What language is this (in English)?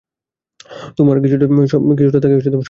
Bangla